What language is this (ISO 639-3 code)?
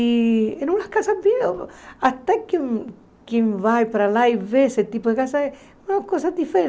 por